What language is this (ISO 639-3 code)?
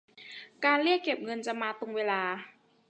tha